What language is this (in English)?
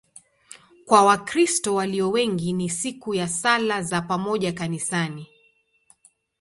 Swahili